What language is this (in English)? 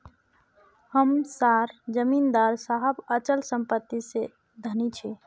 Magahi